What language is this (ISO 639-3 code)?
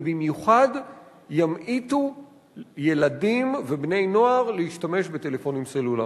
heb